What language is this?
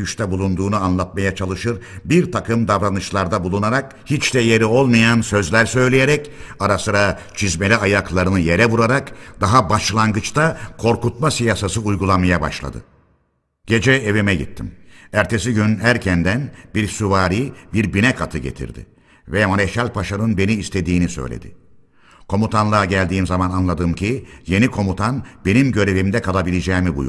Turkish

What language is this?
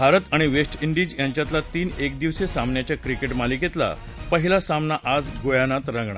Marathi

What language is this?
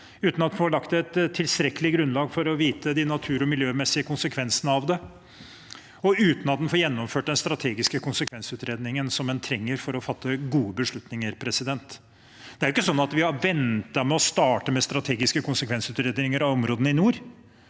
Norwegian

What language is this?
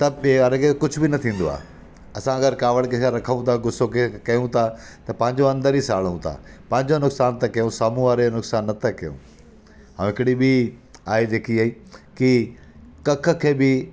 Sindhi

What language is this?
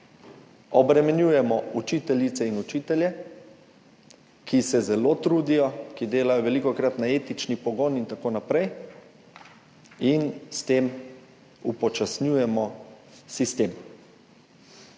Slovenian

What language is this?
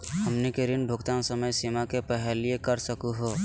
Magahi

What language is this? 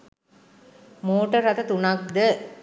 Sinhala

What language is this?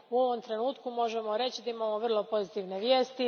Croatian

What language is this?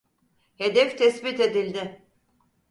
Turkish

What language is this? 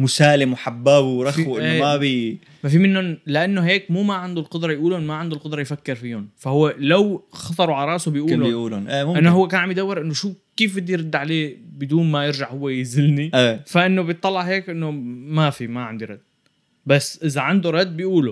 Arabic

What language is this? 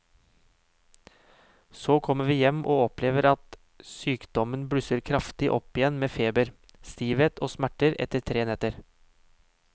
Norwegian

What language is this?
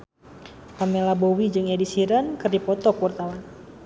Sundanese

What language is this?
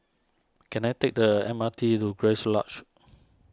English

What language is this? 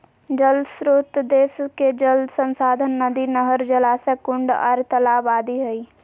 Magahi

